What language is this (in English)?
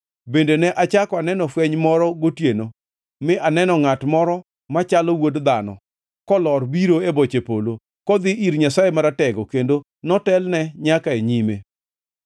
Luo (Kenya and Tanzania)